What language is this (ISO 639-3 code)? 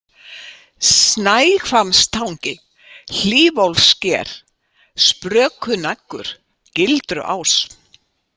isl